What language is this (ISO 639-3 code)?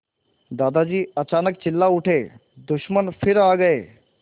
hin